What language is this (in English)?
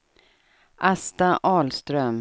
Swedish